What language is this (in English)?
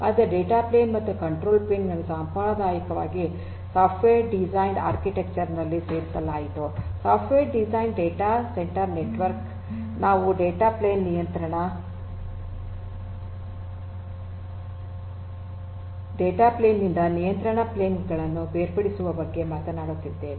Kannada